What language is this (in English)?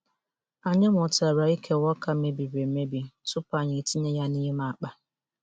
Igbo